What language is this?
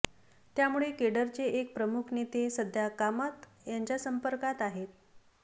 Marathi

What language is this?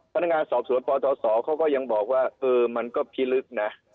Thai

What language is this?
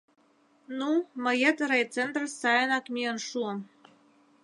Mari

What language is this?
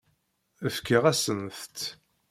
Kabyle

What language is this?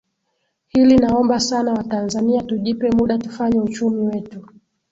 Swahili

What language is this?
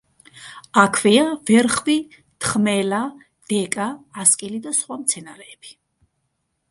Georgian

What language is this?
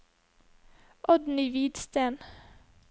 Norwegian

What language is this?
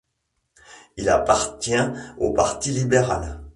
French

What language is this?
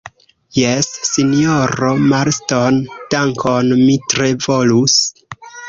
Esperanto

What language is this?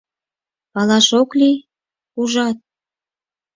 Mari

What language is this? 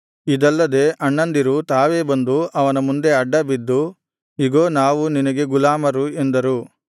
Kannada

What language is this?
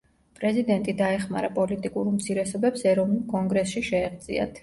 Georgian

